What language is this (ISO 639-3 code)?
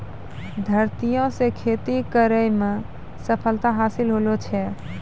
mai